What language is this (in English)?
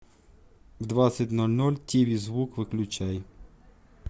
Russian